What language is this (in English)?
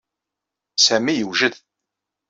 Kabyle